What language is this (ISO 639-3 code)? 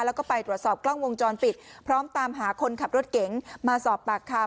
tha